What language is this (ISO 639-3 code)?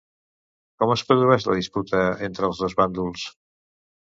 cat